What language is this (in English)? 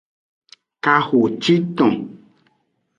Aja (Benin)